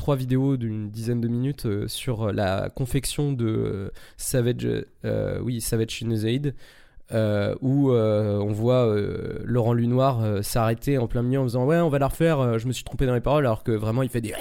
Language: French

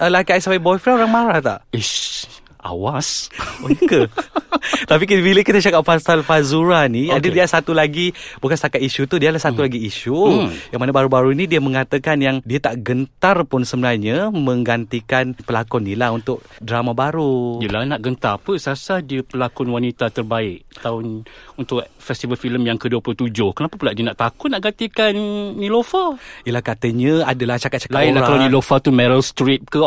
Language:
Malay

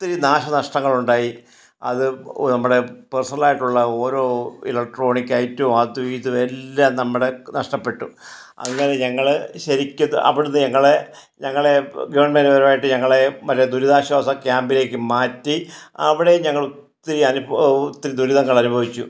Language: Malayalam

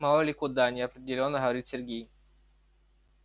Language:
Russian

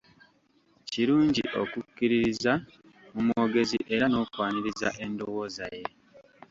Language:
Ganda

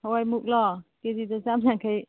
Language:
Manipuri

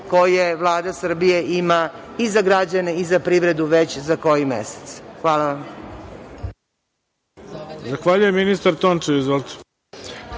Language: Serbian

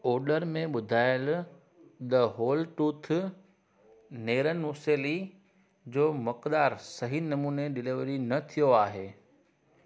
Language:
Sindhi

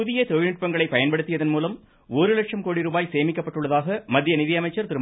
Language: Tamil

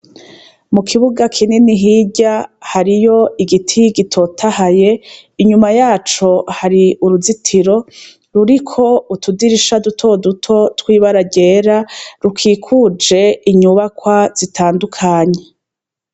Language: Rundi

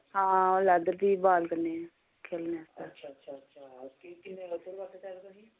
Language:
Dogri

